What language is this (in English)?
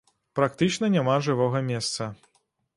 Belarusian